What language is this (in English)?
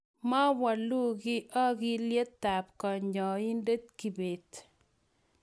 Kalenjin